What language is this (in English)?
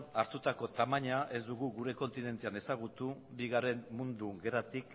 Basque